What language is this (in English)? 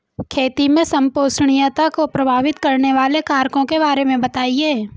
Hindi